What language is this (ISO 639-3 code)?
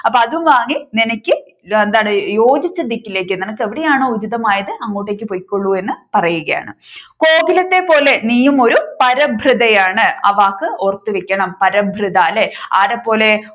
mal